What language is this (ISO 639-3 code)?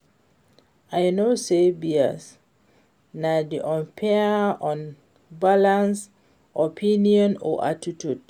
pcm